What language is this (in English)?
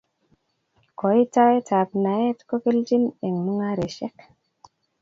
Kalenjin